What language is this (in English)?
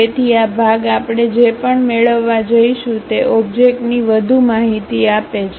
Gujarati